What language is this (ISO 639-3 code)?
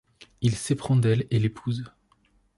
fra